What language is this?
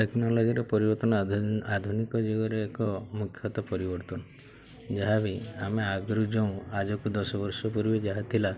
Odia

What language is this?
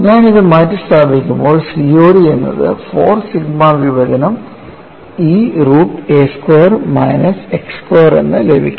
Malayalam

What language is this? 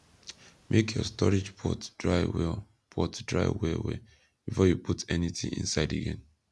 Nigerian Pidgin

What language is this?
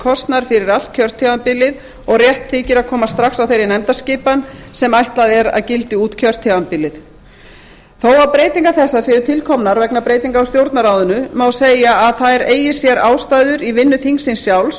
Icelandic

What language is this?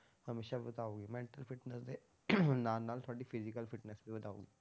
Punjabi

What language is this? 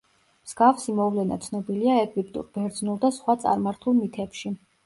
Georgian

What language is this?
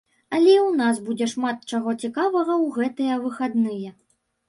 Belarusian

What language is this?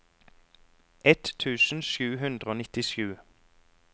Norwegian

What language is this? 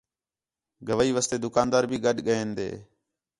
Khetrani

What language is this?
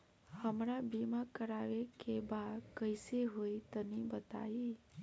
Bhojpuri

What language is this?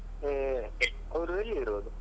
Kannada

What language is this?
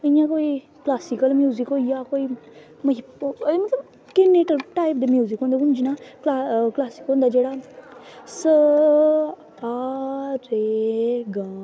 Dogri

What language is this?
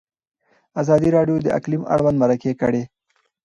Pashto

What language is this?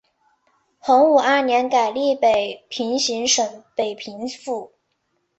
Chinese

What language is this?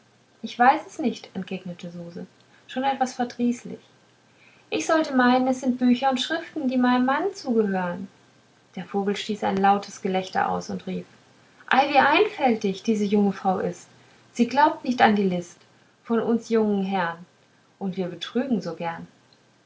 German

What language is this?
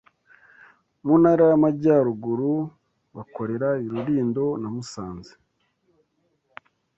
Kinyarwanda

